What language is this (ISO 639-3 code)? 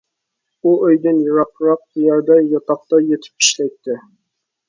uig